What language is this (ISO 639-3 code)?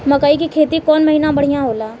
bho